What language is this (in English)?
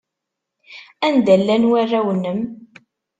Kabyle